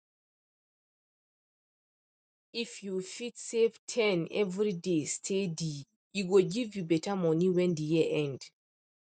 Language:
Nigerian Pidgin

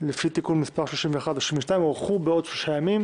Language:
Hebrew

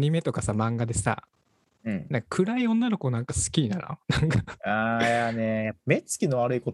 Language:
Japanese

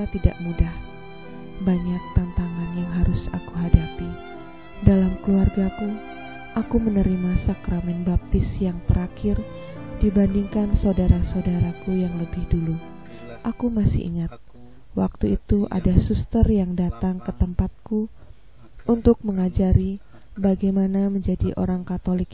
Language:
Indonesian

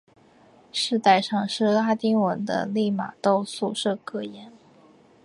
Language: Chinese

